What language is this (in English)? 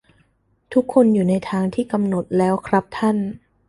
Thai